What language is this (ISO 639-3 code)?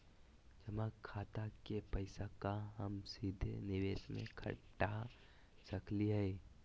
mag